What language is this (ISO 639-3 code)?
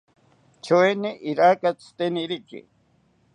cpy